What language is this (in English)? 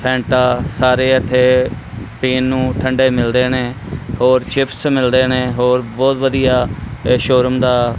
Punjabi